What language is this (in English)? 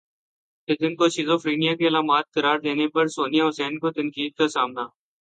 Urdu